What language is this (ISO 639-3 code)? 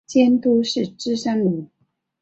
zho